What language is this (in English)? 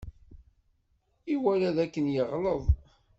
Kabyle